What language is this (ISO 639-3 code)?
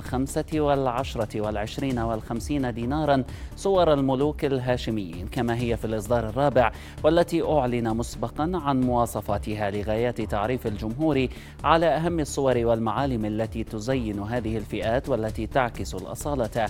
ara